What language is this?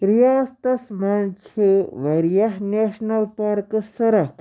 Kashmiri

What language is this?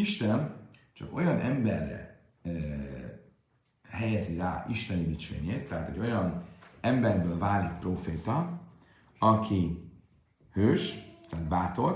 Hungarian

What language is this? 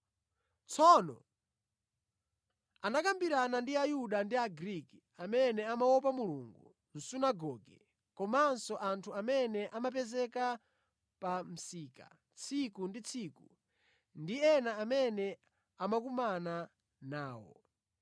Nyanja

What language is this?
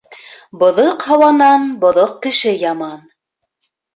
Bashkir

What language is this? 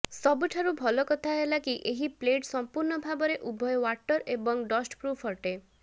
Odia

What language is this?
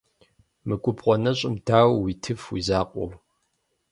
Kabardian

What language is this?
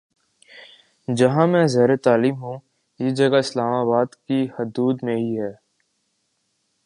Urdu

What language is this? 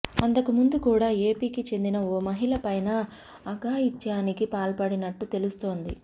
Telugu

